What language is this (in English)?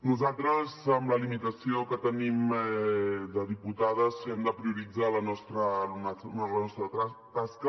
Catalan